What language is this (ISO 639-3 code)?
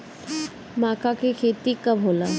bho